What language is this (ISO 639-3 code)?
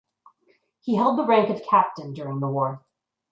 eng